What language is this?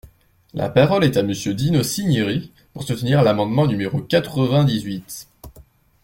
French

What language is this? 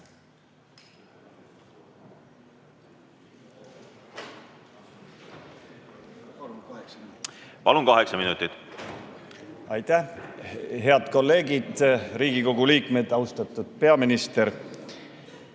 Estonian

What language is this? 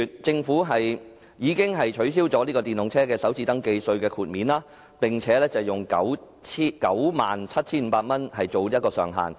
Cantonese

